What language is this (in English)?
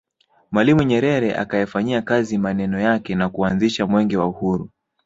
Swahili